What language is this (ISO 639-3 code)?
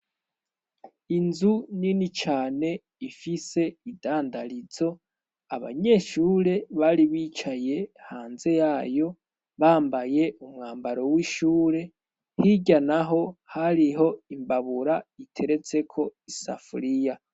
run